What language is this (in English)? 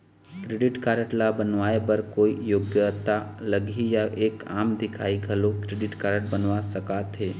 Chhattisgarhi